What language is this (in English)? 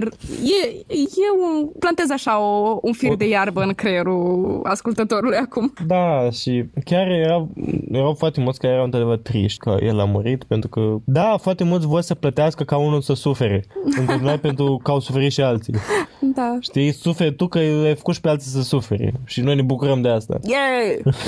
Romanian